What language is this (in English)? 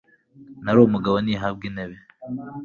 Kinyarwanda